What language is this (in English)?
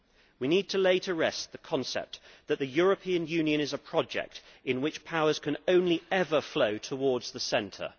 English